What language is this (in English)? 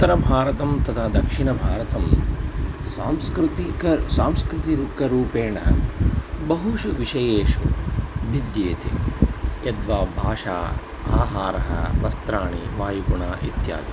Sanskrit